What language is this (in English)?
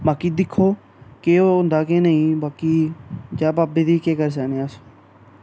Dogri